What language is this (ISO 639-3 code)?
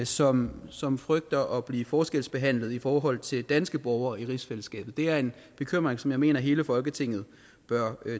dan